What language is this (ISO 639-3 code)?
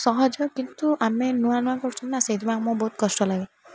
ori